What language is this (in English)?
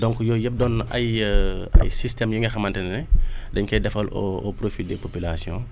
Wolof